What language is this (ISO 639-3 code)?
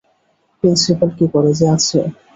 ben